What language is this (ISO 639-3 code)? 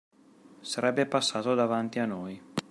ita